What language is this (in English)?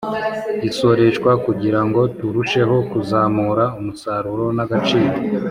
Kinyarwanda